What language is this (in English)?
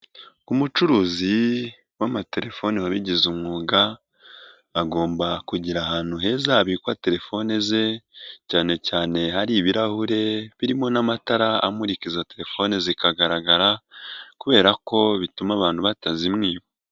Kinyarwanda